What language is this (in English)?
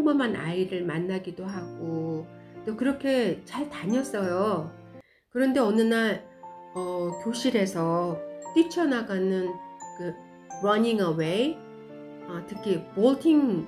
Korean